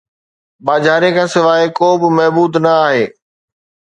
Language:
Sindhi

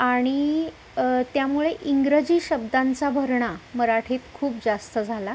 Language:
Marathi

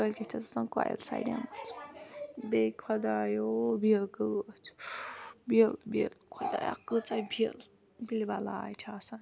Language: Kashmiri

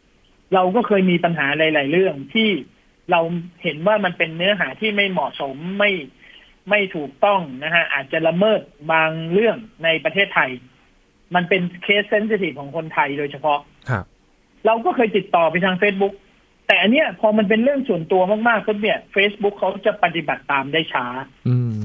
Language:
Thai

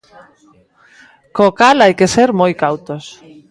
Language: Galician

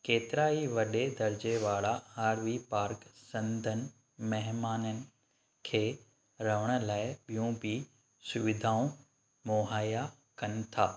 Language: Sindhi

